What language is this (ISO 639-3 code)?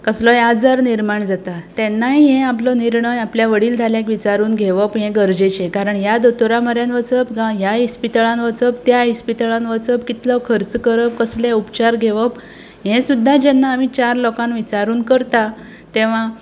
kok